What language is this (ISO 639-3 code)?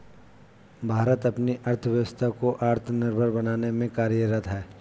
hin